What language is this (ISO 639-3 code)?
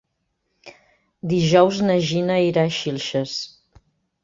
cat